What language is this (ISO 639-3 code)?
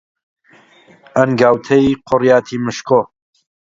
ckb